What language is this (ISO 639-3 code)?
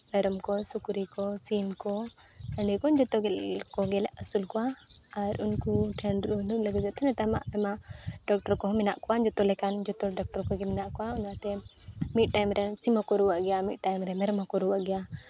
sat